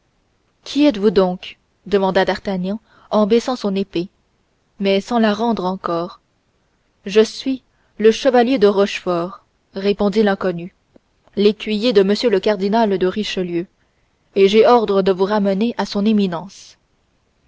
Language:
French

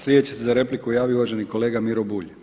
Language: Croatian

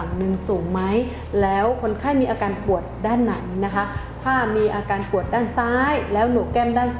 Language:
Thai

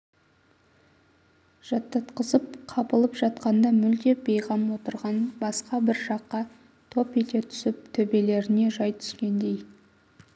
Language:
Kazakh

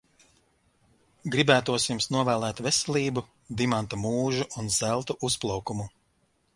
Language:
Latvian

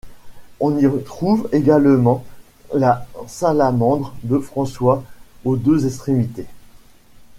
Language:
French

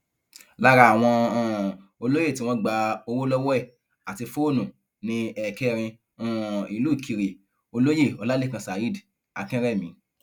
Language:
Yoruba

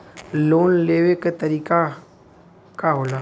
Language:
Bhojpuri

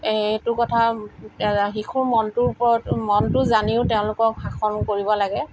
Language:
Assamese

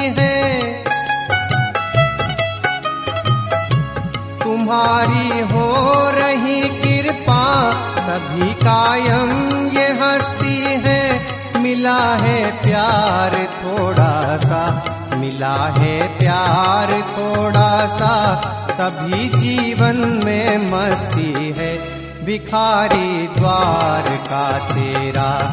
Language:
Hindi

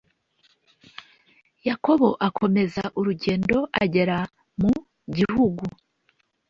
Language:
Kinyarwanda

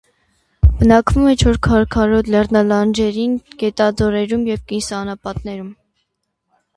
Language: Armenian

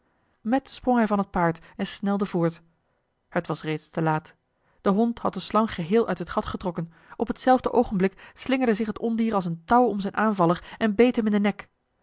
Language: Dutch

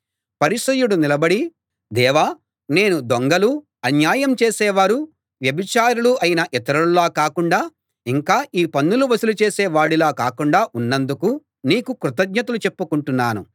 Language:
Telugu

